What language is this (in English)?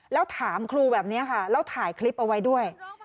Thai